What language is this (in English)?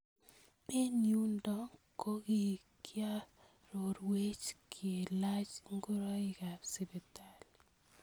Kalenjin